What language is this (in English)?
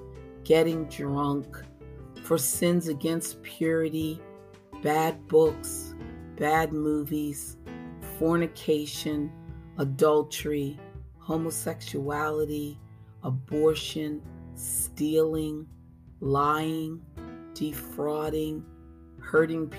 English